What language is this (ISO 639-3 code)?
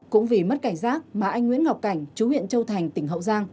vie